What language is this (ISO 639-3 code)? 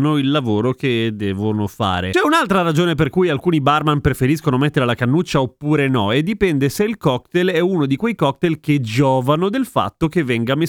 ita